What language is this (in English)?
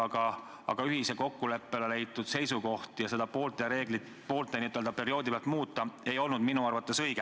Estonian